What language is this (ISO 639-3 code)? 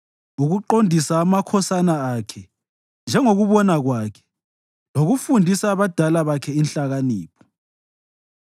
nde